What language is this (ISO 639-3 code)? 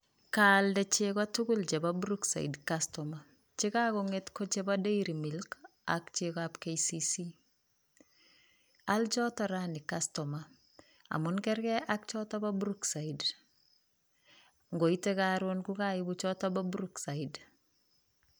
kln